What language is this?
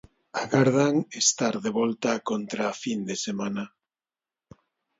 Galician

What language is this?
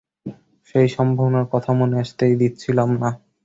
Bangla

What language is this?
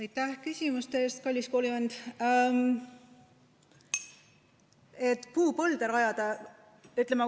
Estonian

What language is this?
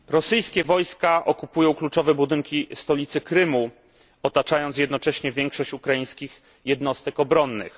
Polish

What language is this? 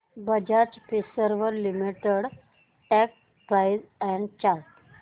Marathi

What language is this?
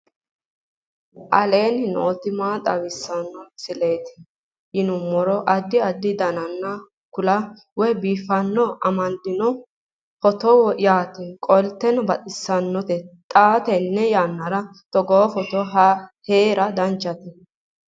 Sidamo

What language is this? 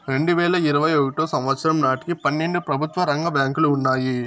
Telugu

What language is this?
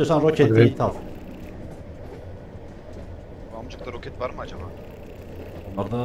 Turkish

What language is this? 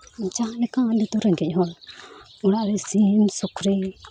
Santali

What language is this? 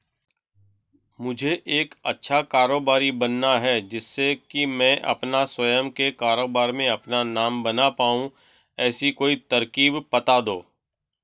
Hindi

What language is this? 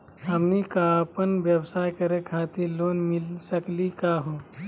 Magahi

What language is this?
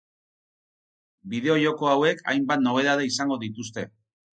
Basque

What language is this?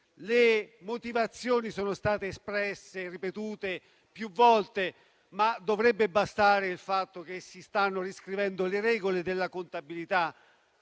Italian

